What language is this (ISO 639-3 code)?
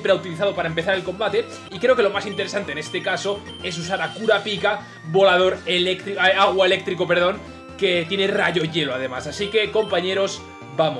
spa